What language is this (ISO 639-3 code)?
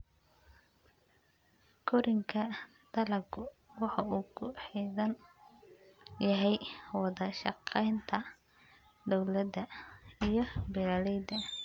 som